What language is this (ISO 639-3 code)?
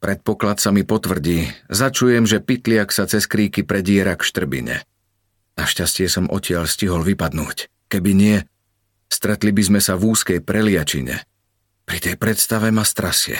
slk